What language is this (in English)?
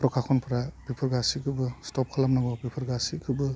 Bodo